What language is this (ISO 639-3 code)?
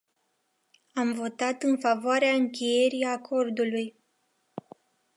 ron